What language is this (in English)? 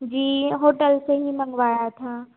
Hindi